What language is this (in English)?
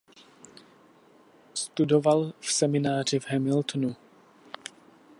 Czech